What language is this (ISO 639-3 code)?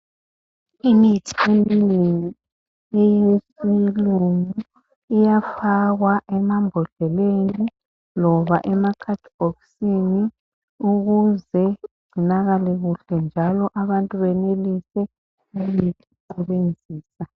nde